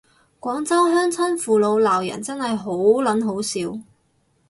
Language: Cantonese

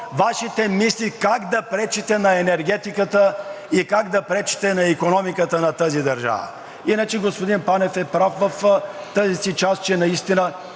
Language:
Bulgarian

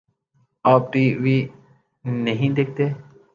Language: Urdu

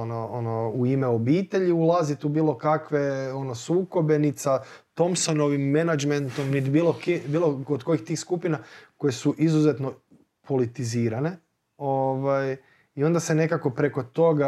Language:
Croatian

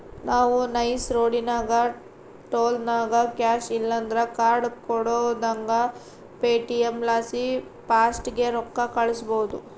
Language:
Kannada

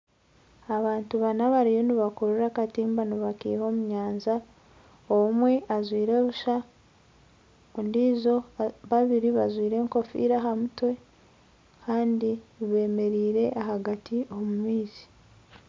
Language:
Nyankole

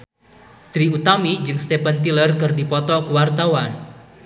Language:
Sundanese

